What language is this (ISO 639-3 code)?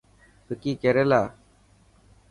mki